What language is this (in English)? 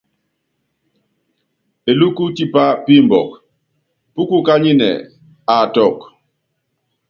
Yangben